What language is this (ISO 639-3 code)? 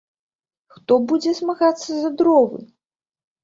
bel